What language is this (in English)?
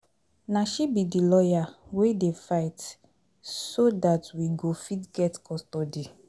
Nigerian Pidgin